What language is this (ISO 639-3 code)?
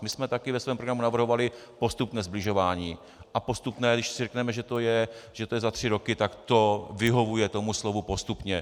ces